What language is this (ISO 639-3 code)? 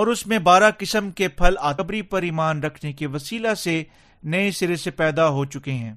urd